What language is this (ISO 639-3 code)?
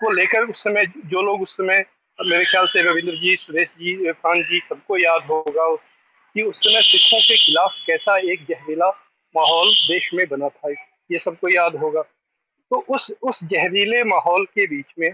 hin